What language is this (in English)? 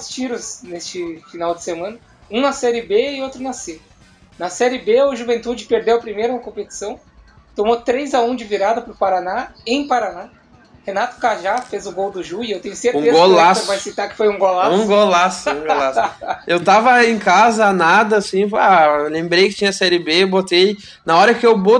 Portuguese